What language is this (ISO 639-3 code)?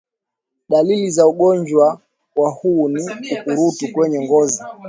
swa